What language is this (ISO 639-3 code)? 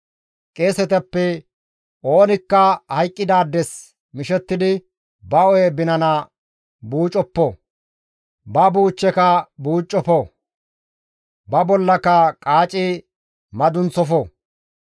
gmv